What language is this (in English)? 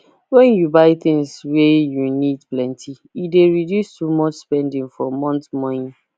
Nigerian Pidgin